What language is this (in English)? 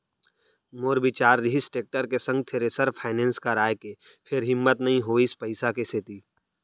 Chhattisgarhi